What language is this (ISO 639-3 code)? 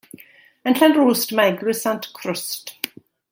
cym